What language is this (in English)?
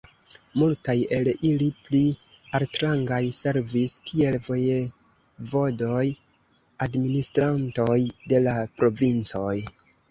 Esperanto